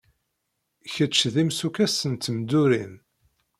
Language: Kabyle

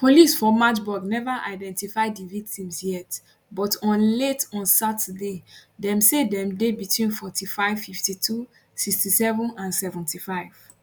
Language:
Nigerian Pidgin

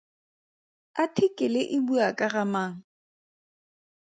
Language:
Tswana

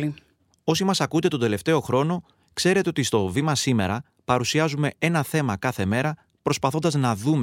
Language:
Greek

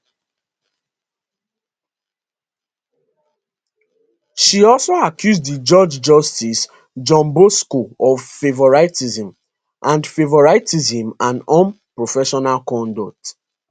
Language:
Nigerian Pidgin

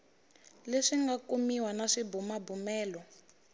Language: Tsonga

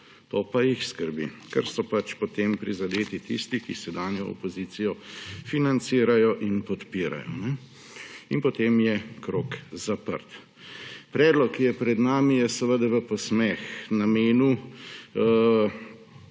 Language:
Slovenian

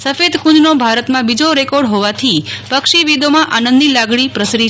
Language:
Gujarati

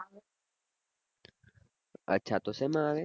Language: Gujarati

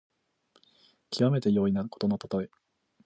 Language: Japanese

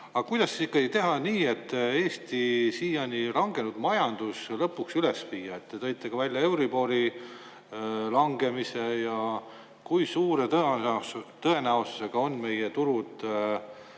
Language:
Estonian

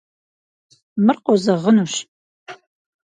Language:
Kabardian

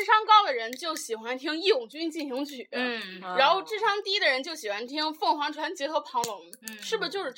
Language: Chinese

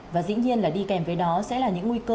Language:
Vietnamese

